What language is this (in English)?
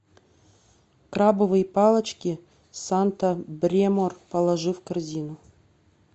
Russian